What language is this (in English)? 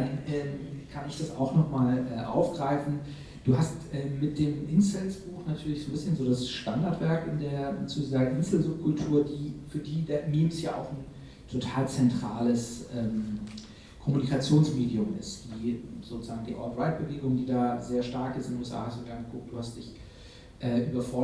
German